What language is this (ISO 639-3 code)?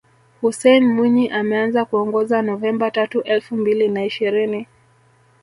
swa